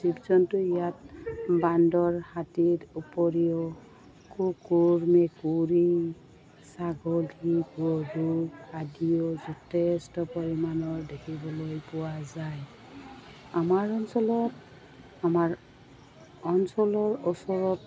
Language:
Assamese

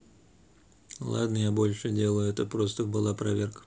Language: Russian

